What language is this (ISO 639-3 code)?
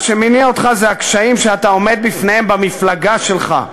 heb